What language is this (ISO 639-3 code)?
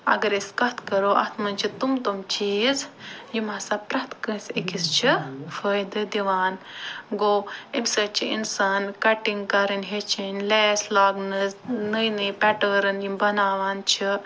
kas